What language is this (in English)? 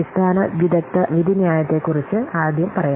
Malayalam